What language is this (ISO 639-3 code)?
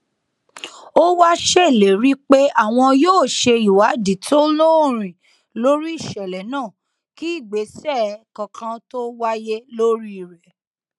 yor